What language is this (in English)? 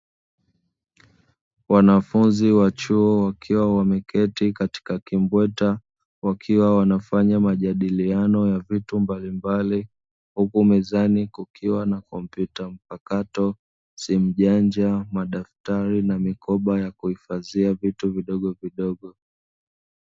Swahili